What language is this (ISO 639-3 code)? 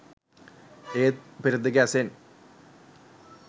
sin